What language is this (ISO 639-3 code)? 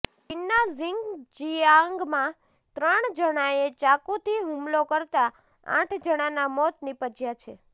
guj